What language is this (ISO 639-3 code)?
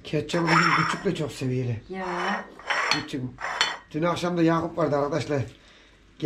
tur